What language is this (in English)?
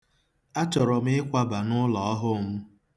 Igbo